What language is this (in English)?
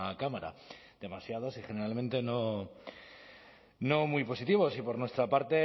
Spanish